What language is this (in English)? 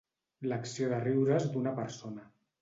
Catalan